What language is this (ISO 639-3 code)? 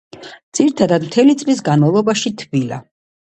kat